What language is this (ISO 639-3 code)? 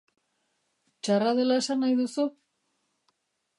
eus